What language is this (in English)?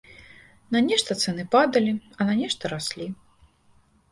Belarusian